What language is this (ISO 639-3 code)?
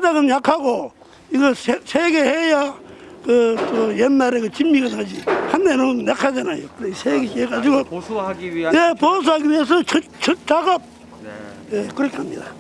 kor